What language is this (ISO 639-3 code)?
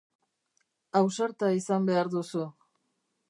eus